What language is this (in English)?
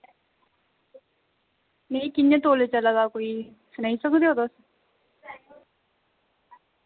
Dogri